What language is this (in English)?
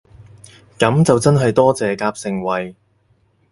Cantonese